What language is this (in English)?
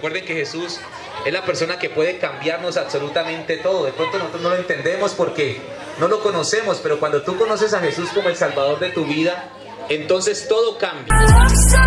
Spanish